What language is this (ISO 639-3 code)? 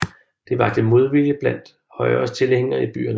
dan